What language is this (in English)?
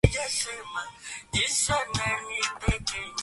Swahili